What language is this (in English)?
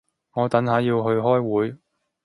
Cantonese